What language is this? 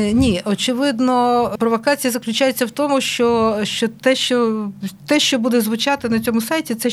Ukrainian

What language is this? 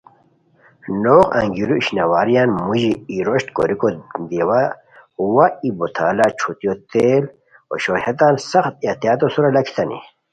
Khowar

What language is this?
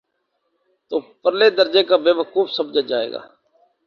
Urdu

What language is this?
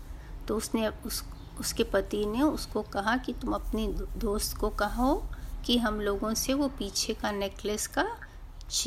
Hindi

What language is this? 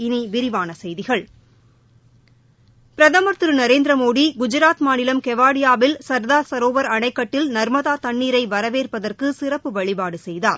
Tamil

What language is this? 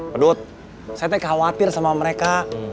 Indonesian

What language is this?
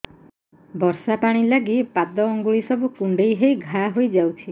Odia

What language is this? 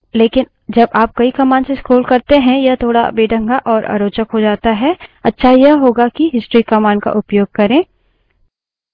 Hindi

